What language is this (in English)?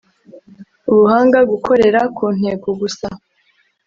Kinyarwanda